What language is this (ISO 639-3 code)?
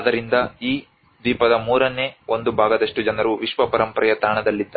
kan